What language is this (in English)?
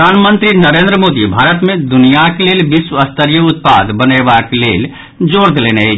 Maithili